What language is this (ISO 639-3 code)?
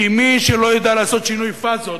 heb